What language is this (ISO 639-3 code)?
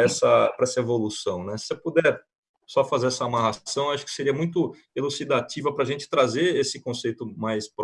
por